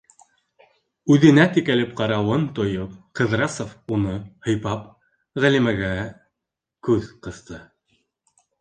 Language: Bashkir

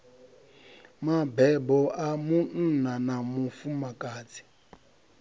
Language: Venda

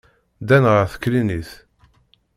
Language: Kabyle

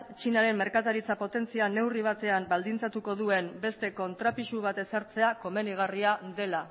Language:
Basque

